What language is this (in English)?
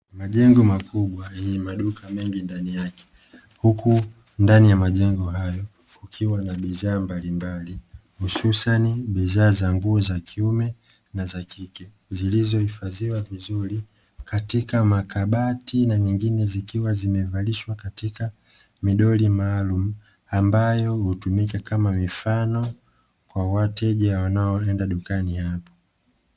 Swahili